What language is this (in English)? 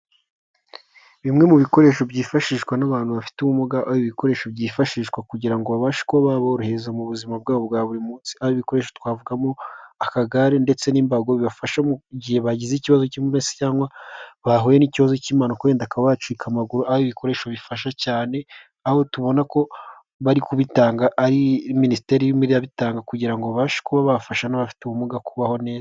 Kinyarwanda